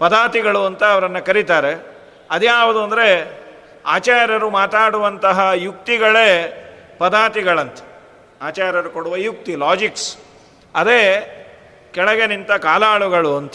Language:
Kannada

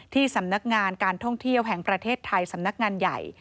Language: Thai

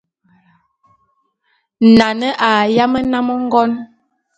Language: Bulu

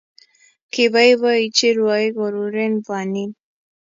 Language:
Kalenjin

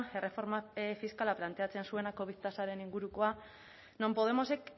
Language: Basque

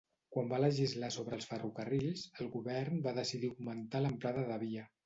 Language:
Catalan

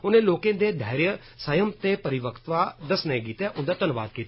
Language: Dogri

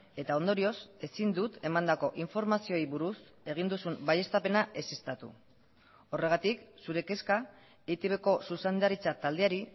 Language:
Basque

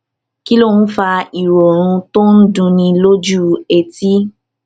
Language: Yoruba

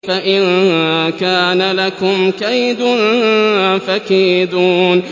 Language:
Arabic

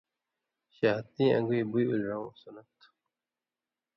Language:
Indus Kohistani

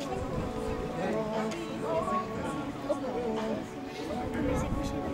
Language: French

